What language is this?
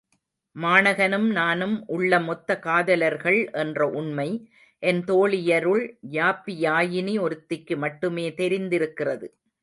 Tamil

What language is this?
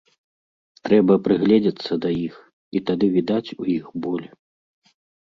Belarusian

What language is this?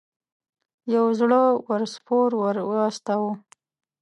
Pashto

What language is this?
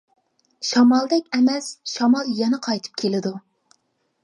Uyghur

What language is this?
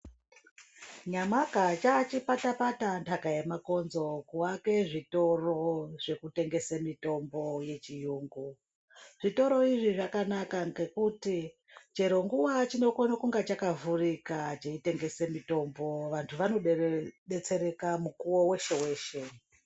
Ndau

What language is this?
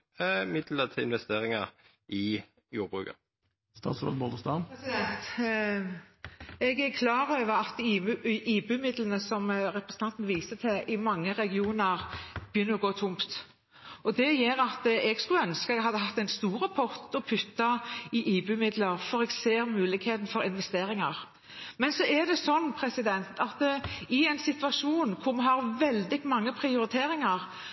Norwegian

